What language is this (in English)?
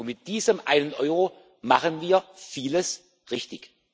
German